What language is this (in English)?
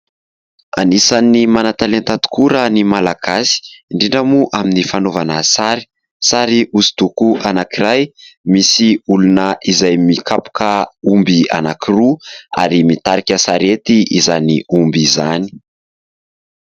Malagasy